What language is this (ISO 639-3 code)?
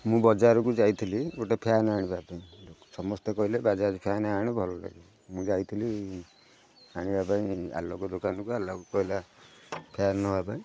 ori